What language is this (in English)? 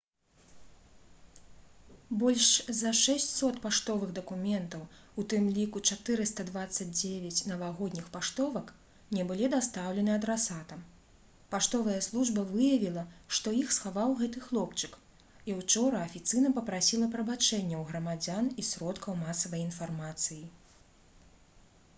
Belarusian